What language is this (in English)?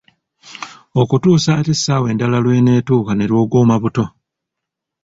Ganda